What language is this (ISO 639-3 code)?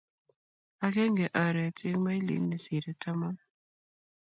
kln